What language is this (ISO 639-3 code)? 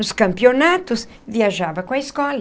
por